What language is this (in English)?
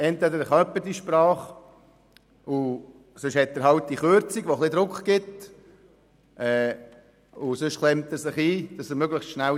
Swiss German